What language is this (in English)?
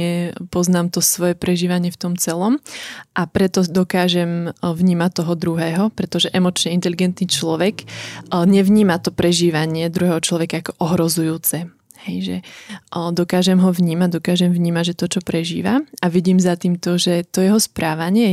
Slovak